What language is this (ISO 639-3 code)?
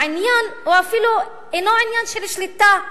heb